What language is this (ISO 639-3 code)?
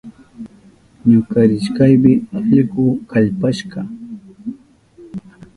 qup